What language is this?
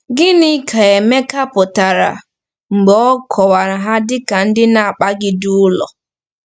Igbo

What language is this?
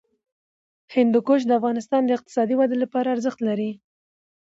Pashto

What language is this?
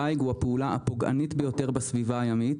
Hebrew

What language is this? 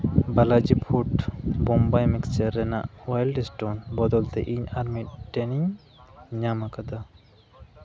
Santali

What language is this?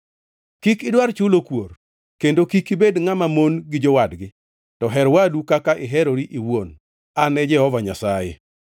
Luo (Kenya and Tanzania)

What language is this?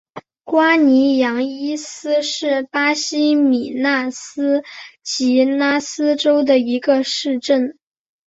Chinese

